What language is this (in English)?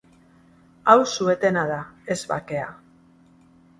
Basque